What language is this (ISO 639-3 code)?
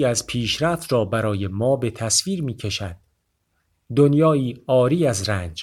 fas